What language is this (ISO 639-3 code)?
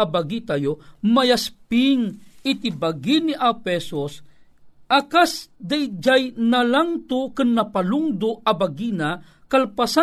fil